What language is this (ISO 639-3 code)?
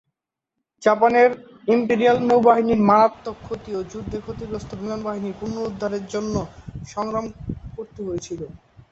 ben